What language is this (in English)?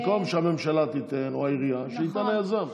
Hebrew